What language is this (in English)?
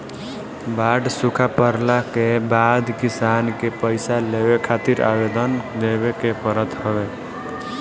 Bhojpuri